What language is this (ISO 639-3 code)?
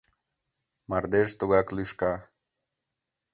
chm